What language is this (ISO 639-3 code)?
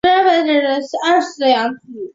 zho